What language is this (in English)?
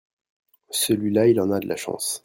French